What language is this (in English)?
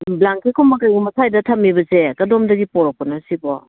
Manipuri